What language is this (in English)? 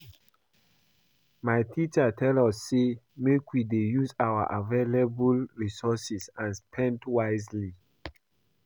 Nigerian Pidgin